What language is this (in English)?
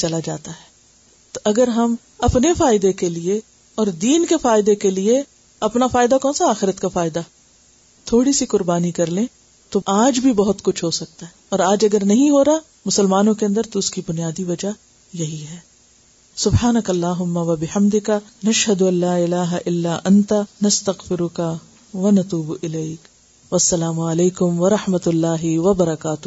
Urdu